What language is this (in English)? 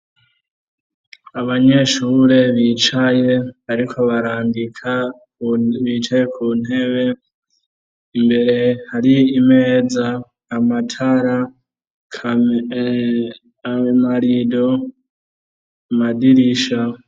Rundi